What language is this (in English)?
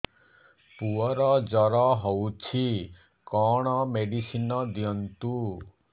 Odia